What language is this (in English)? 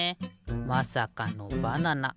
Japanese